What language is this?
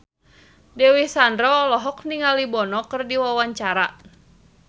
Sundanese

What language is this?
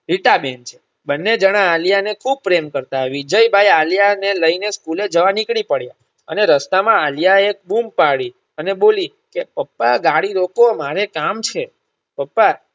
Gujarati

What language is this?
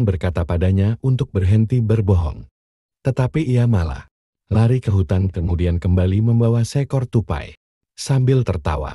Indonesian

